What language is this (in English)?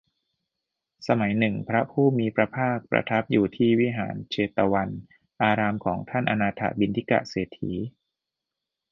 Thai